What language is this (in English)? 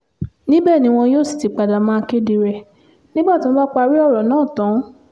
Yoruba